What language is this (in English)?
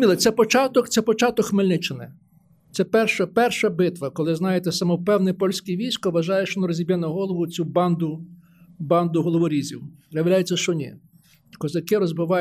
Ukrainian